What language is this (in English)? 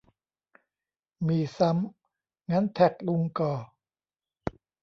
Thai